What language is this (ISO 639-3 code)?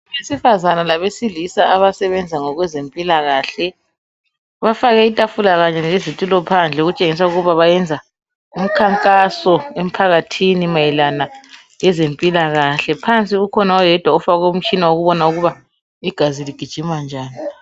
nde